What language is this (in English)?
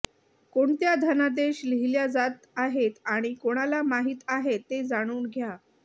Marathi